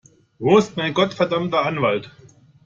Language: German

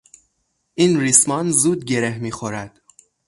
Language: Persian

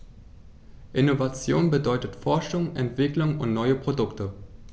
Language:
German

